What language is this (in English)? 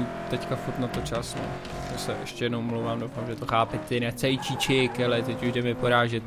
Czech